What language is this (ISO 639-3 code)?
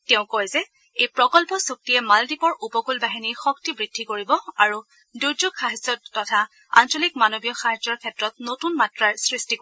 asm